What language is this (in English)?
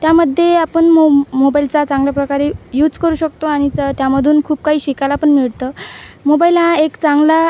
Marathi